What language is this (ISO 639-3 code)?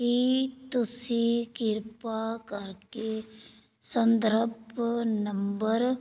pan